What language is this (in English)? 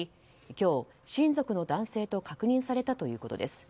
Japanese